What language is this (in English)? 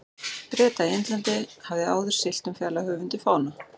Icelandic